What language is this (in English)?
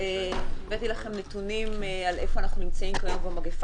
Hebrew